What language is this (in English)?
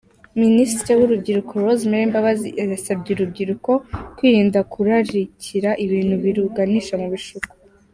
Kinyarwanda